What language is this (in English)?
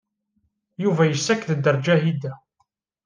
Kabyle